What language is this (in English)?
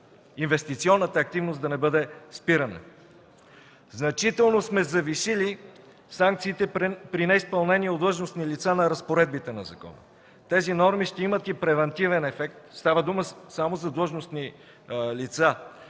Bulgarian